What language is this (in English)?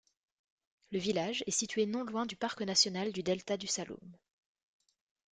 French